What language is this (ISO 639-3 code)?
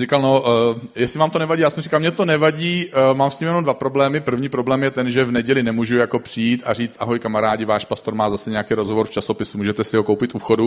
ces